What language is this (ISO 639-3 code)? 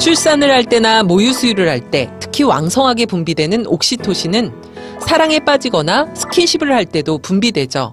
kor